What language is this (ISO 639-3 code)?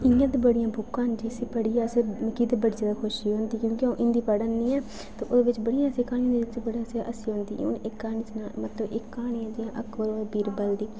doi